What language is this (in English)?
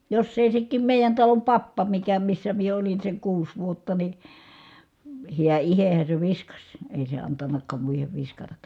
Finnish